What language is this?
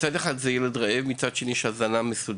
Hebrew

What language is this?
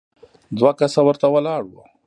Pashto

